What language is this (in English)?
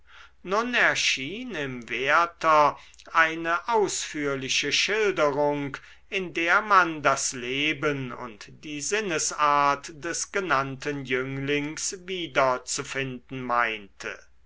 German